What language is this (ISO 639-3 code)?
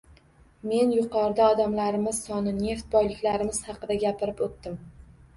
uzb